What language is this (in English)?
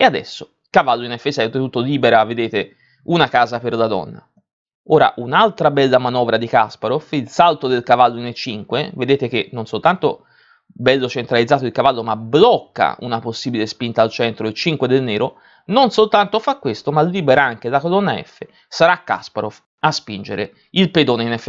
Italian